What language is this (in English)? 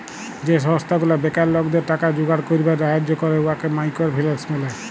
Bangla